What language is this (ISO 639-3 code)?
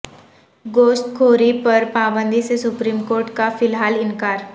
urd